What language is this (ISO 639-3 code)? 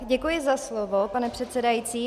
ces